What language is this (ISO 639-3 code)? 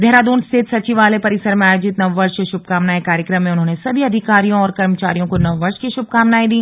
hin